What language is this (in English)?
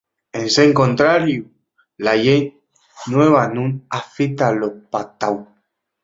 Asturian